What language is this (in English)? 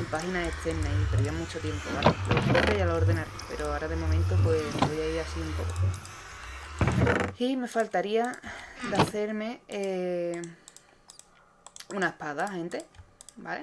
Spanish